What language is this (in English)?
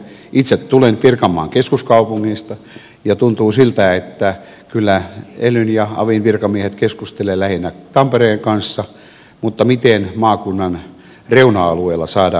Finnish